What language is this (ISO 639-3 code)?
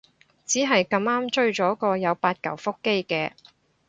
yue